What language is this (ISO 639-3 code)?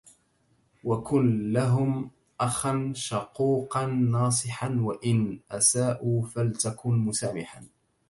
ara